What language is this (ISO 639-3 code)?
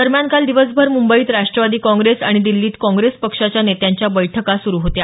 mar